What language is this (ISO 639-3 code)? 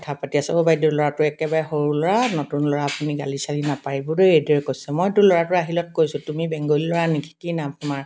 asm